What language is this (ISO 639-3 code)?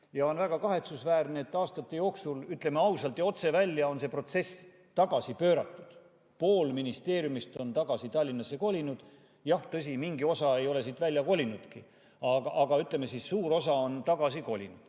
est